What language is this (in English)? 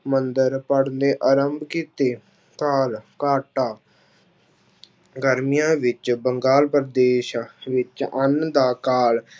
Punjabi